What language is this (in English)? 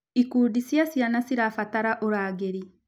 Kikuyu